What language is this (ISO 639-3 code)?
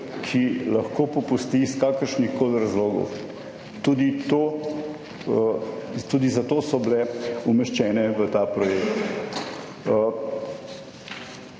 slv